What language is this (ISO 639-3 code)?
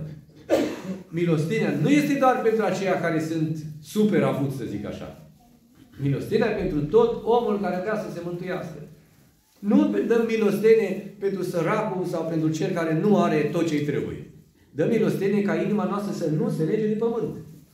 ron